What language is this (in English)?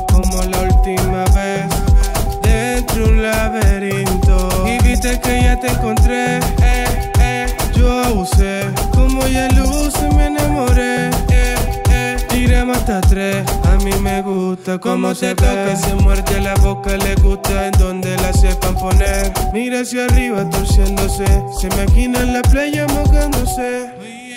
Spanish